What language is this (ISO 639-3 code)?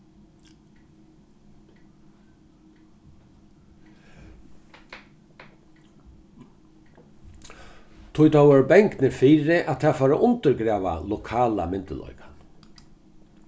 fao